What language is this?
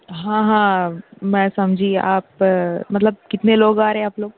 Urdu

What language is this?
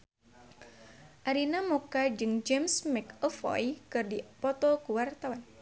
Sundanese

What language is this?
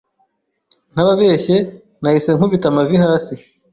Kinyarwanda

